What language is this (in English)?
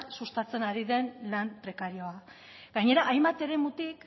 Basque